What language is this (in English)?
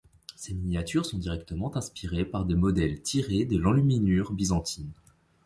French